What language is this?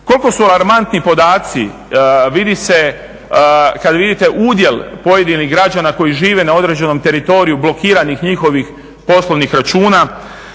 Croatian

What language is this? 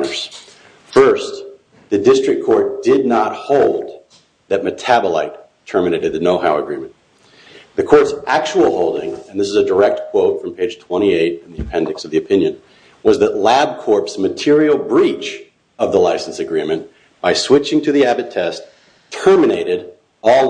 English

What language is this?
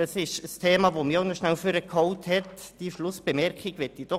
Swiss German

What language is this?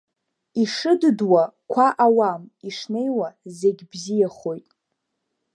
Abkhazian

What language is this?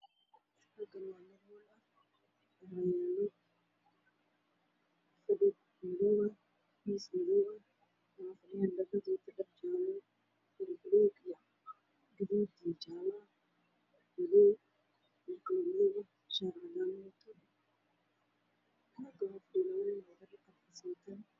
Somali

